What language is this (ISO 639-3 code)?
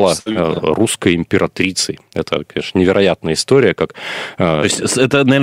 rus